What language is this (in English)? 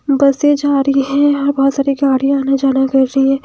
Hindi